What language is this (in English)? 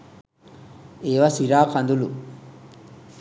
Sinhala